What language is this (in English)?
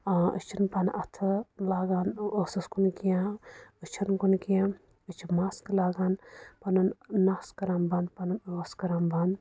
Kashmiri